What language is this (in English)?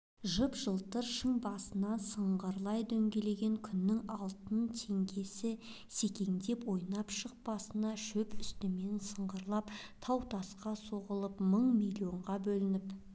Kazakh